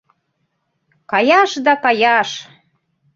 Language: Mari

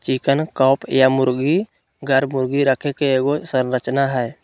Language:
Magahi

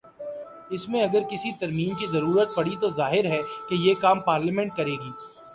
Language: Urdu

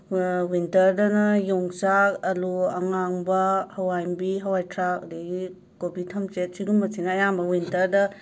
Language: Manipuri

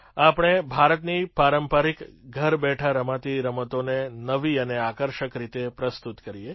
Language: Gujarati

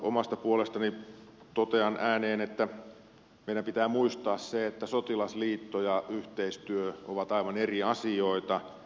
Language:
Finnish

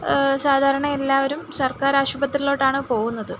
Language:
Malayalam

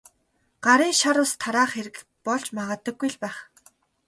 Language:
Mongolian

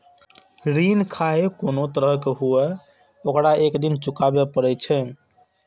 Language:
Maithili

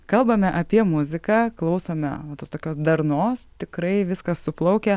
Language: Lithuanian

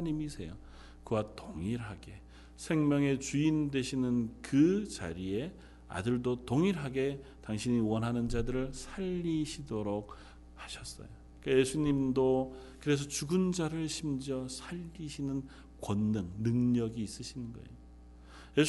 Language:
Korean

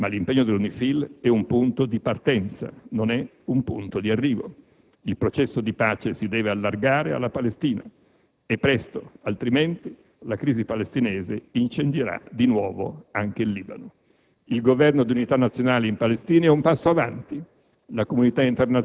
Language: Italian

